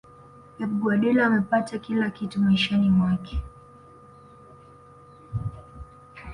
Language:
Swahili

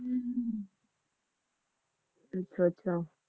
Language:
Punjabi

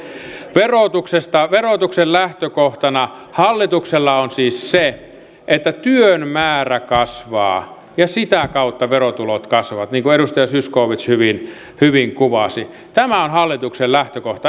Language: Finnish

